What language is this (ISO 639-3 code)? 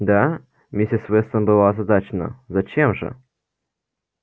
rus